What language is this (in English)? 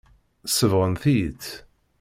Kabyle